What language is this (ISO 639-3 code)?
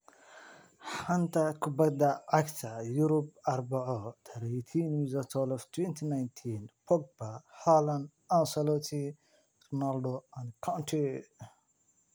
som